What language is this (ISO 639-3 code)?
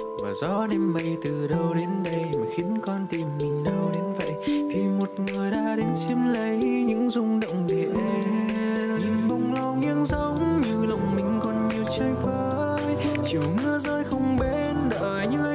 vie